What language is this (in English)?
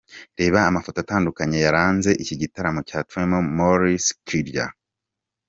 Kinyarwanda